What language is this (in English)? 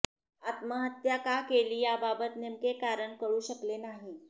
Marathi